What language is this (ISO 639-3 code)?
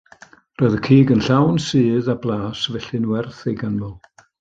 cym